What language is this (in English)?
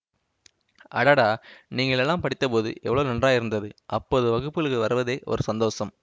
Tamil